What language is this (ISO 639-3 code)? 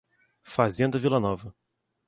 por